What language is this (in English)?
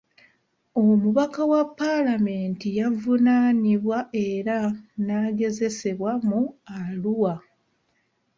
Ganda